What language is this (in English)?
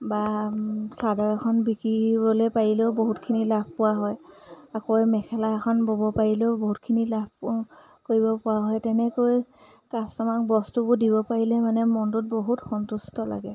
Assamese